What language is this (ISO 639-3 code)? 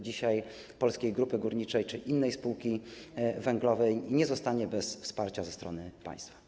pol